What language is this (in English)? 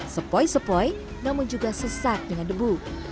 Indonesian